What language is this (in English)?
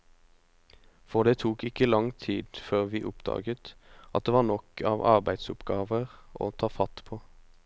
Norwegian